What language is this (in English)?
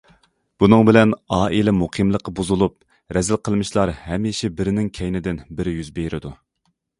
Uyghur